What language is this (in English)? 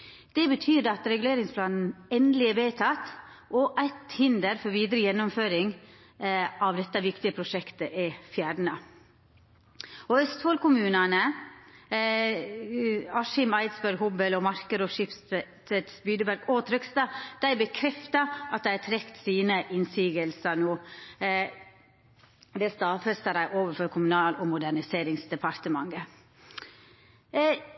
Norwegian Nynorsk